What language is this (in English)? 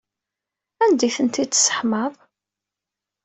Kabyle